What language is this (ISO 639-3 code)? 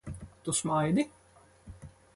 lav